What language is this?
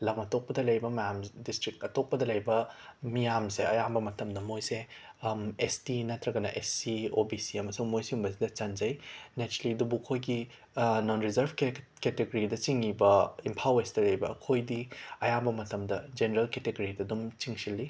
Manipuri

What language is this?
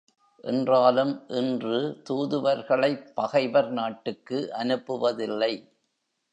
Tamil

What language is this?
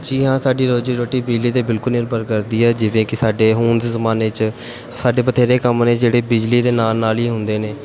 Punjabi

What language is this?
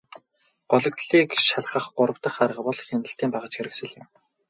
Mongolian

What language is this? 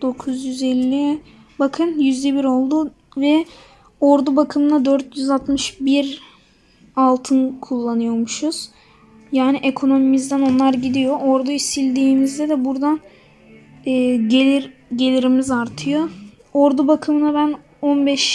Turkish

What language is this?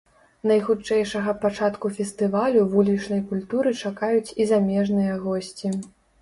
Belarusian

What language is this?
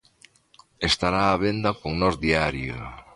Galician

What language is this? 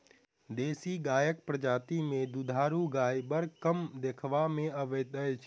Maithili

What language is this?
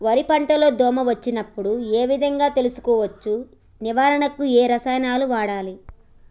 Telugu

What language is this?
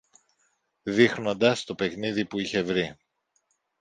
Greek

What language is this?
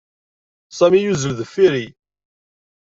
Kabyle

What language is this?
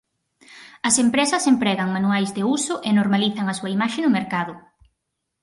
Galician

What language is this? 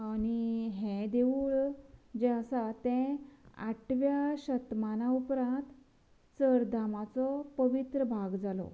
Konkani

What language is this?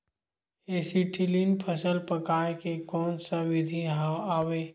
Chhattisgarhi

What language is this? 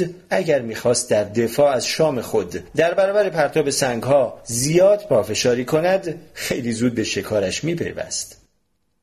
Persian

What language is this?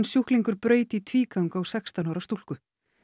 Icelandic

